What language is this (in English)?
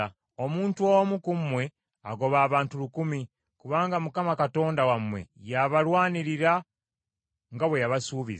Ganda